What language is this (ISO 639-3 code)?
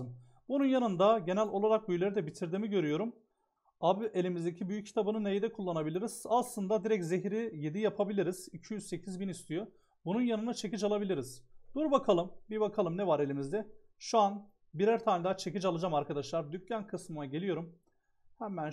tur